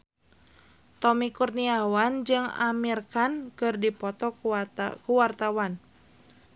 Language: Sundanese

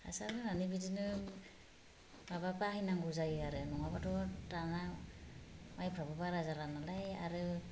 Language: Bodo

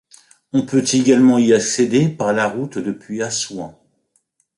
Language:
French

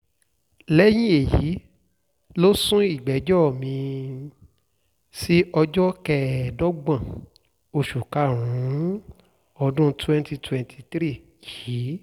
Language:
Yoruba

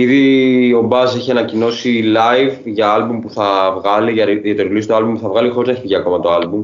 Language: Greek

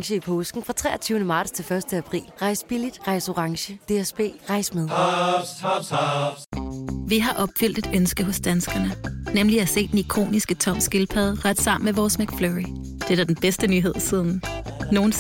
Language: Danish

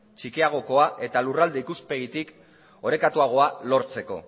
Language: Basque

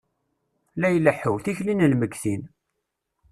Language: Kabyle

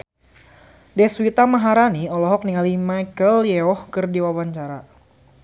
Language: Sundanese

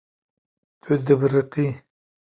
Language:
Kurdish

